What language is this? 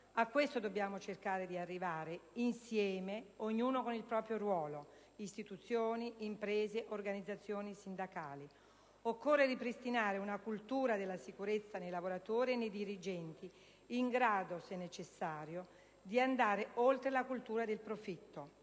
Italian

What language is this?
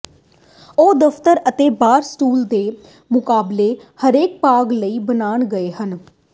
Punjabi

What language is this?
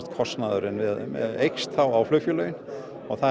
Icelandic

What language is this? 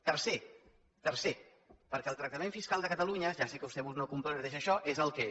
Catalan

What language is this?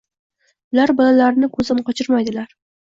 Uzbek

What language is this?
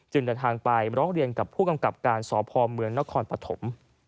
Thai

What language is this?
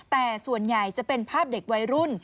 Thai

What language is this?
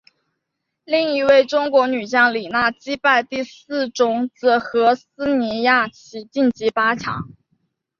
Chinese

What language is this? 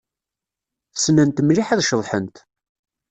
Kabyle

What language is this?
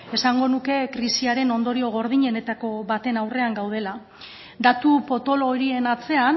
Basque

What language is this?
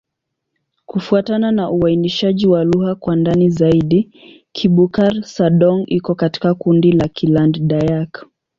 Swahili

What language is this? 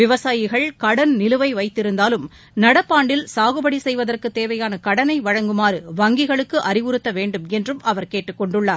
Tamil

